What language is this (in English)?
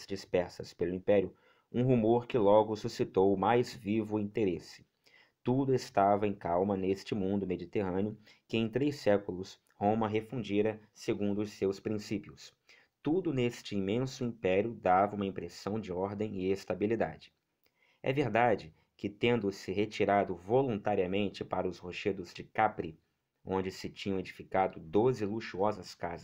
Portuguese